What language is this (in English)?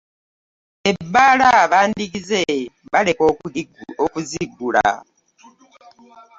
Ganda